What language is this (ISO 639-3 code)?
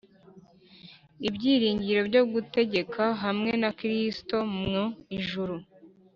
kin